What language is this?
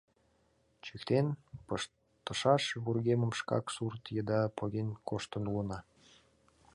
Mari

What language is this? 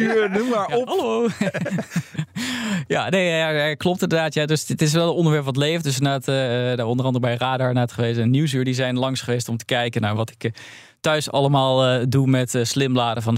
Dutch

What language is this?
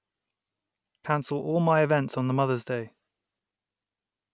English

